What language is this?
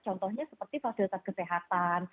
Indonesian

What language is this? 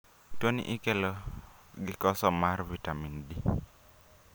Luo (Kenya and Tanzania)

